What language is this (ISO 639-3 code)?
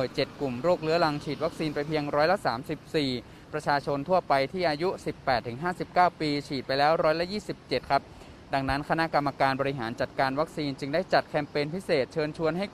tha